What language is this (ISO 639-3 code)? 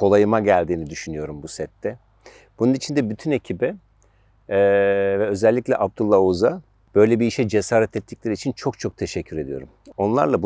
tur